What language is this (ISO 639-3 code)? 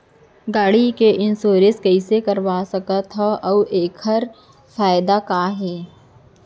hne